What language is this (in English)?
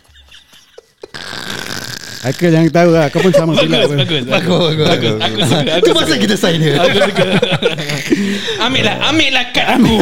Malay